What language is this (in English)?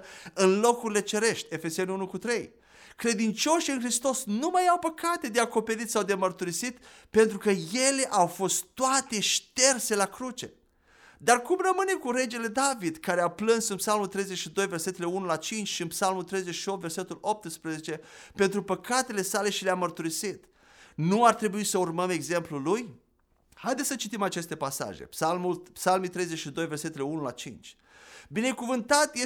Romanian